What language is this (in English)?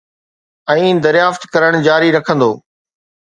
Sindhi